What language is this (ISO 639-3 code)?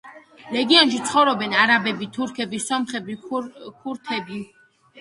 kat